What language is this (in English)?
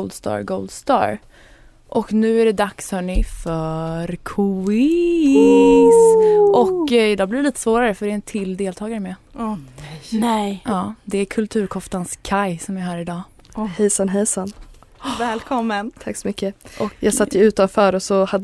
Swedish